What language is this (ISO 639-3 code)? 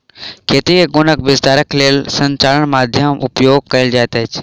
mai